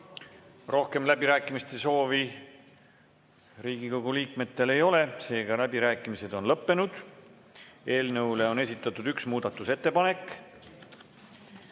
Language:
Estonian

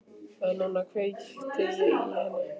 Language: Icelandic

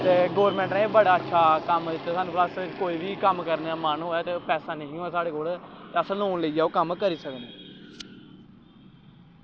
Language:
Dogri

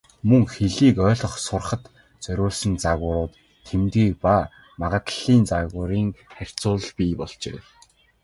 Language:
Mongolian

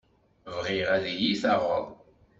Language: Kabyle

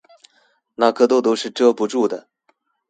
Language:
Chinese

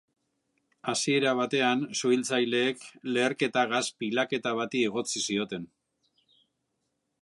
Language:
Basque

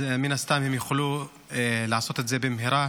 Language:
Hebrew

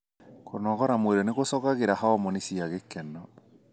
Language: Kikuyu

